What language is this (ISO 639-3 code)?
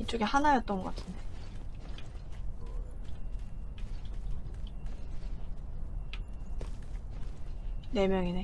kor